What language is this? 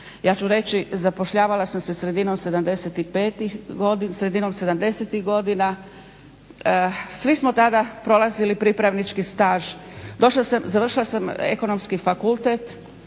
Croatian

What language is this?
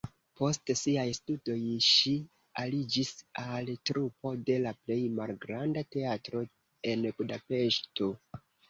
Esperanto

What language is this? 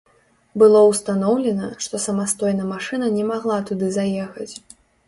Belarusian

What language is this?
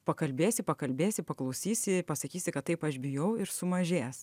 Lithuanian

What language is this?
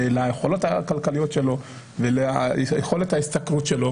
Hebrew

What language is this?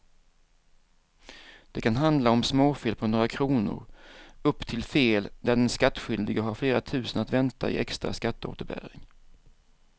Swedish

